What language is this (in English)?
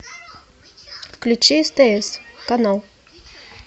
Russian